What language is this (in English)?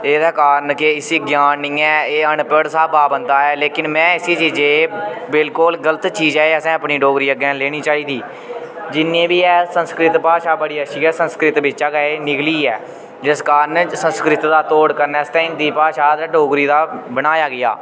Dogri